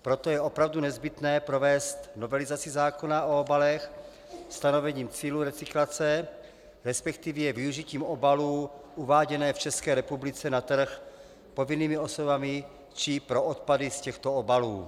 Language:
Czech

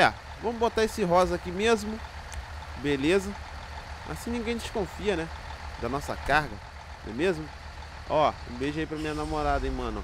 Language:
Portuguese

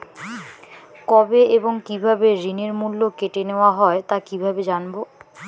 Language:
Bangla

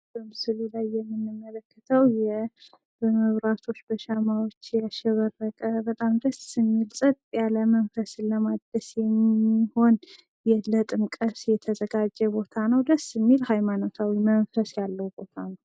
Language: Amharic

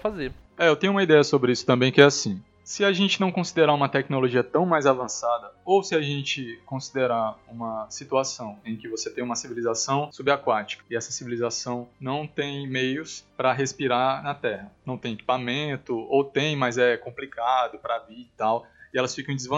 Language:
Portuguese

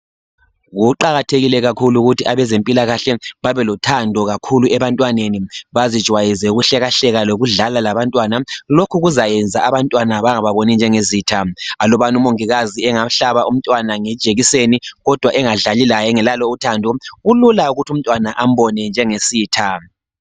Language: North Ndebele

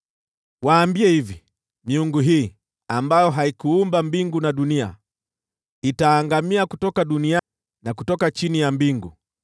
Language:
Swahili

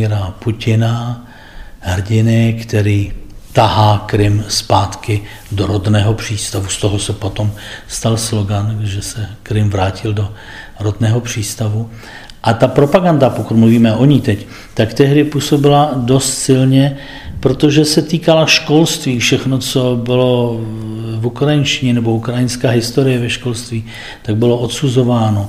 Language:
Czech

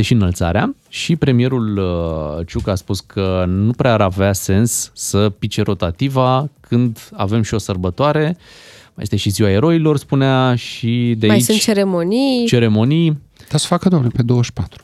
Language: Romanian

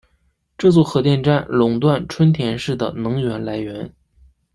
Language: Chinese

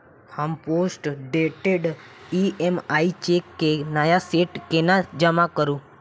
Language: Maithili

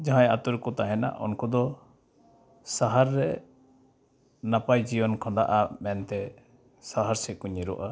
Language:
Santali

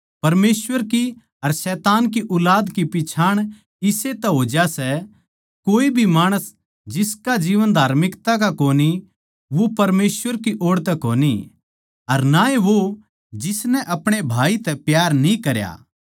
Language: Haryanvi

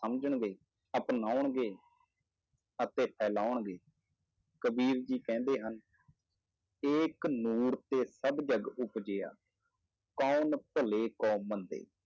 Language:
Punjabi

